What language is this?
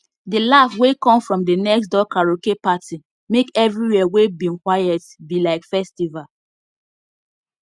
Nigerian Pidgin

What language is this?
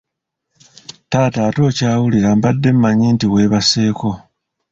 Ganda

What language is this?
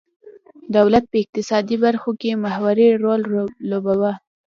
Pashto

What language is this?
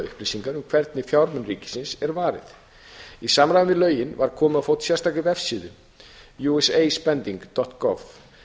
Icelandic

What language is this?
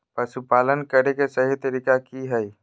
Magahi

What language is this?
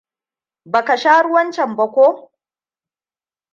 Hausa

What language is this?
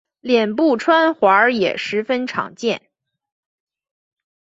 Chinese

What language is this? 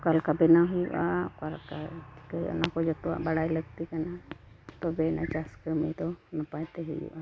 Santali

